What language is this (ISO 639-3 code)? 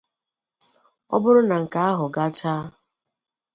ibo